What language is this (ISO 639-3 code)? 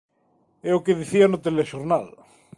glg